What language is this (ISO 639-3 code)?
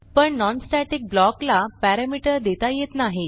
mar